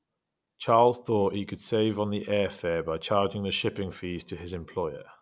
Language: English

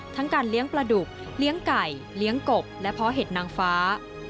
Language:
Thai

